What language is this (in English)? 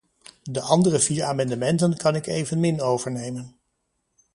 Dutch